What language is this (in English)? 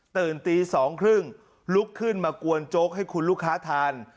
Thai